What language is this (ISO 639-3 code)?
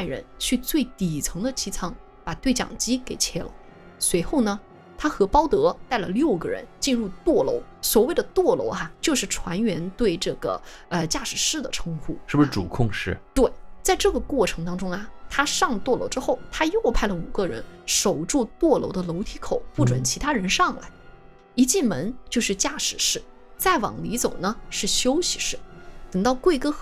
zho